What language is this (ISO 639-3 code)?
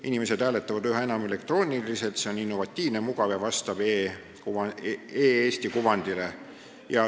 est